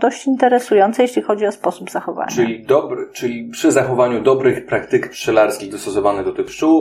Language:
Polish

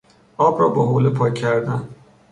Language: Persian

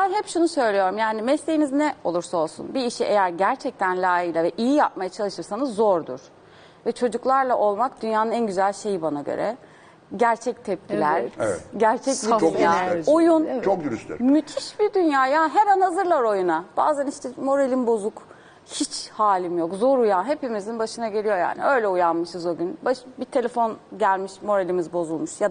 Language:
Turkish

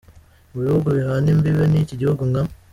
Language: Kinyarwanda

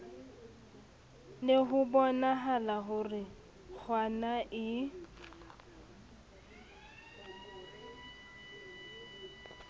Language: Southern Sotho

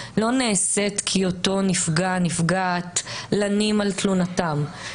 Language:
Hebrew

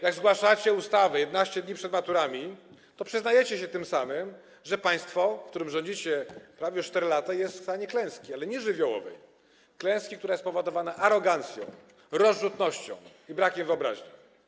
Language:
Polish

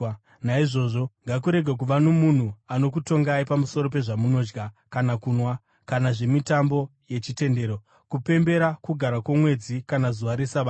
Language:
Shona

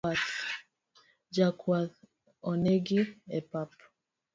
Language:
Luo (Kenya and Tanzania)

